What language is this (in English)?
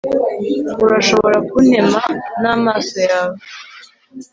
Kinyarwanda